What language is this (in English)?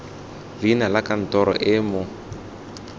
Tswana